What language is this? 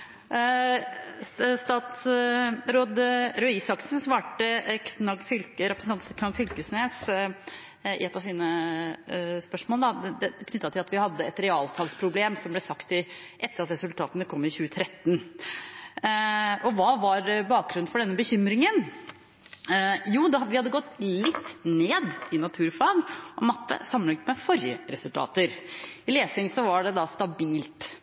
Norwegian Bokmål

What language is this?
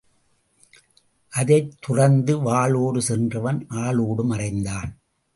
Tamil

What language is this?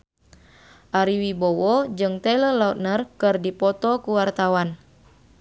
Sundanese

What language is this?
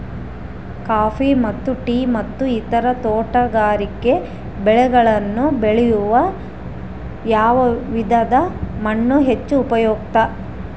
Kannada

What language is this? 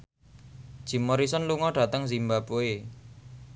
Javanese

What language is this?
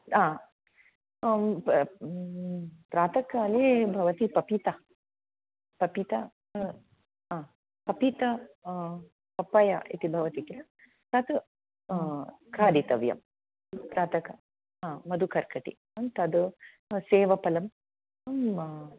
Sanskrit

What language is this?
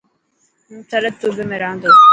Dhatki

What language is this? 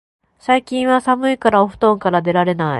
Japanese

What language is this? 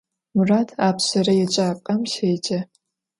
Adyghe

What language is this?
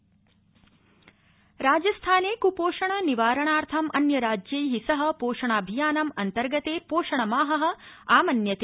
Sanskrit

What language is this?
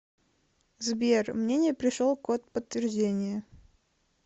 Russian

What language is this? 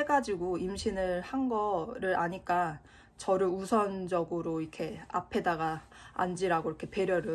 Korean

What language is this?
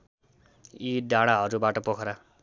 Nepali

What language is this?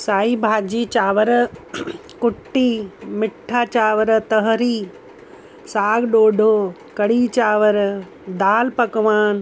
Sindhi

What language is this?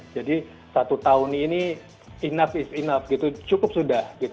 Indonesian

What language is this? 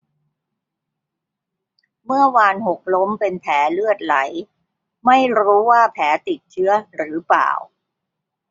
Thai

